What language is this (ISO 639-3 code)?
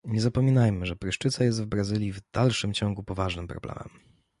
pol